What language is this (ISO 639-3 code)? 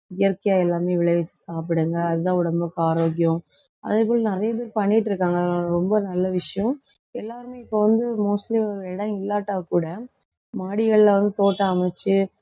tam